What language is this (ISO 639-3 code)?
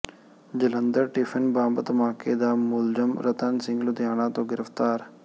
pan